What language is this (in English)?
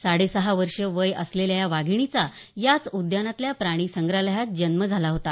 Marathi